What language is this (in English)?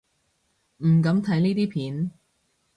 Cantonese